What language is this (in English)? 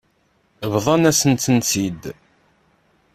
Kabyle